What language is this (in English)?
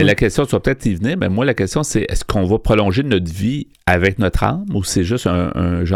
French